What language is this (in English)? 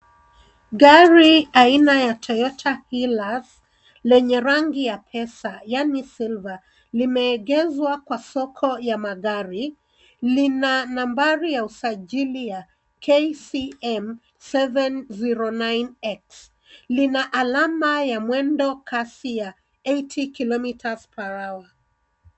Swahili